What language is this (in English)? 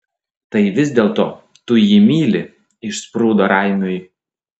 Lithuanian